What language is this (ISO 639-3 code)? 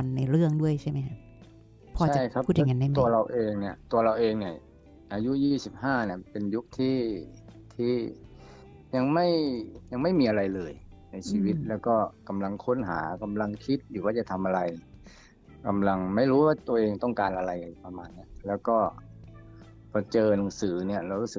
tha